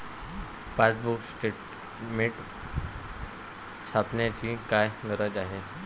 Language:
Marathi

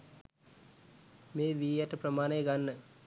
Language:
Sinhala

